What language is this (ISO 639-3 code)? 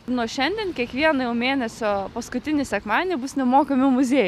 lit